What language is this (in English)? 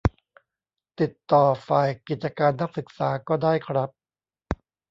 Thai